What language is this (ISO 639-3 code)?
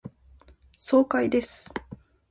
jpn